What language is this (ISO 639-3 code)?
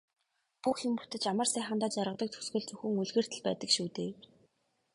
mon